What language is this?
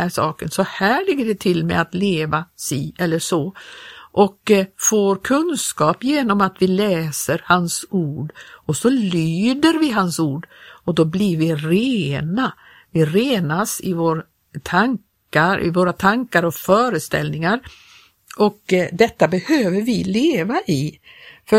Swedish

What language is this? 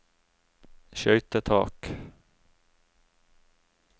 Norwegian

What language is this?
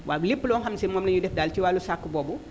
Wolof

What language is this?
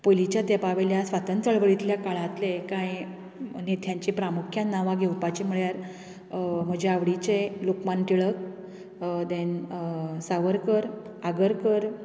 Konkani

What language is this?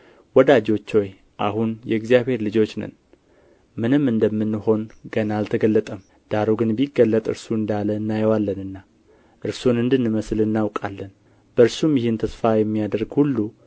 Amharic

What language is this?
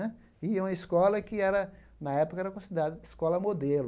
Portuguese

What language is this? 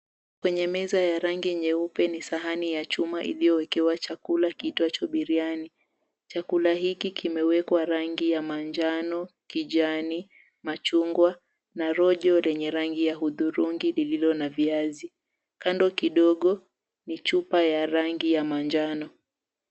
Swahili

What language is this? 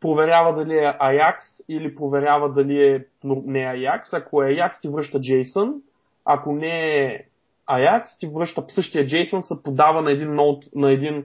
Bulgarian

